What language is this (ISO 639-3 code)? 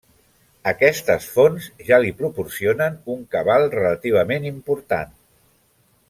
cat